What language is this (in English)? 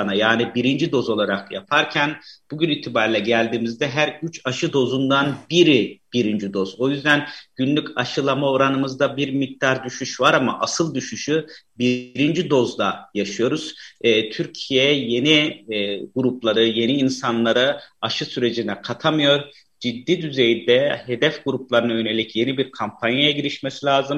Turkish